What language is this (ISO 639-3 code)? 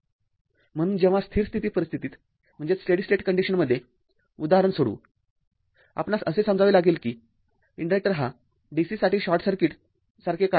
mar